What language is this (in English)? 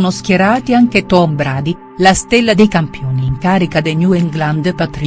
Italian